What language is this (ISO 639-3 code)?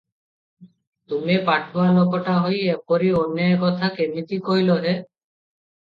ori